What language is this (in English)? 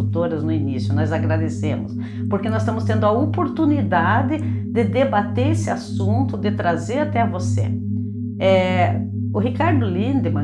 Portuguese